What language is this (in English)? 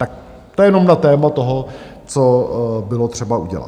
Czech